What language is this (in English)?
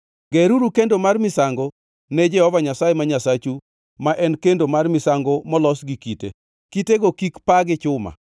Luo (Kenya and Tanzania)